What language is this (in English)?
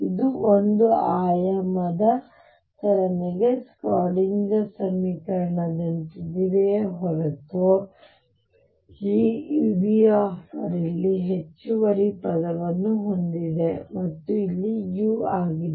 Kannada